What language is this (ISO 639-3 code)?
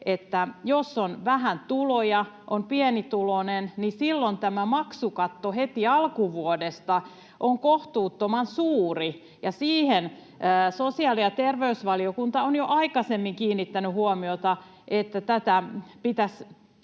fin